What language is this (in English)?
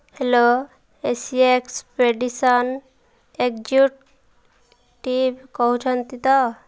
Odia